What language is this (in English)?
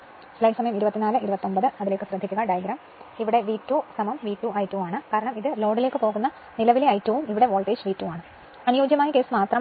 Malayalam